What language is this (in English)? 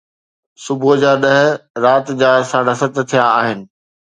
Sindhi